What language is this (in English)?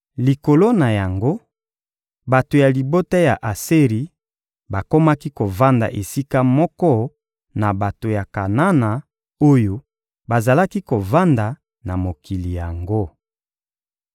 Lingala